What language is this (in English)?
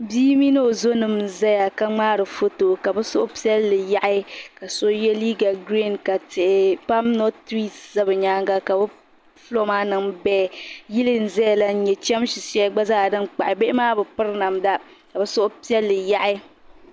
Dagbani